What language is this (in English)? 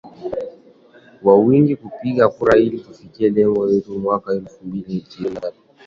Swahili